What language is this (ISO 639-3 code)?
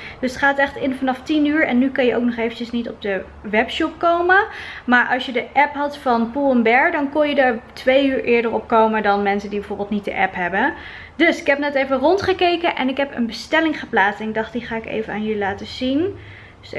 nld